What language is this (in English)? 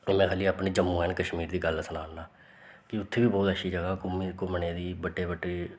Dogri